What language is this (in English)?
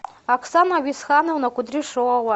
Russian